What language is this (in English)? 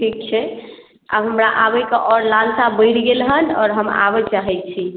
Maithili